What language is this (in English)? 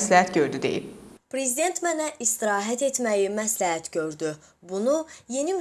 Azerbaijani